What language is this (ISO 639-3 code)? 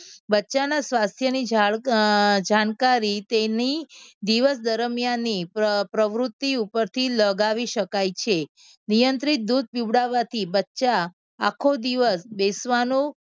guj